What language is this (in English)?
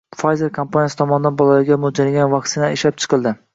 Uzbek